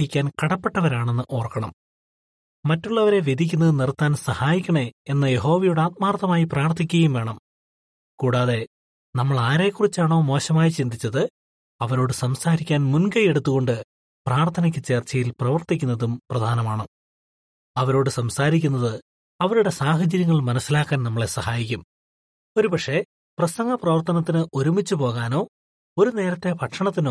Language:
Malayalam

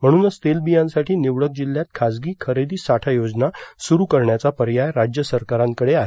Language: Marathi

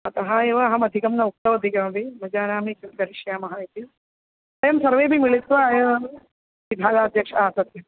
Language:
Sanskrit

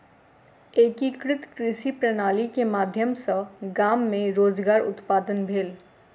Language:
Maithili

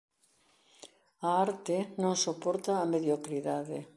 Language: Galician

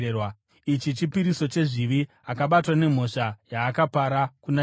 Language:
Shona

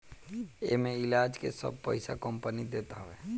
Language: Bhojpuri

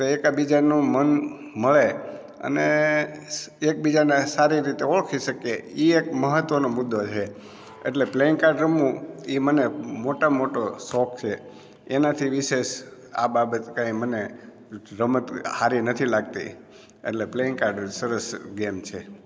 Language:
Gujarati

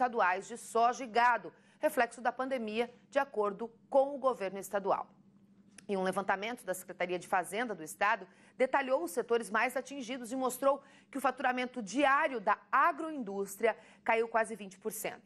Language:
Portuguese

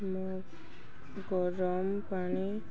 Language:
Odia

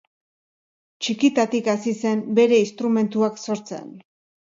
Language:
Basque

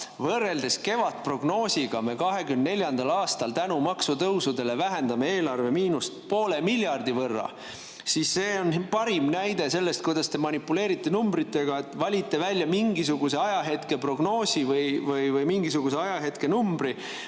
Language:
Estonian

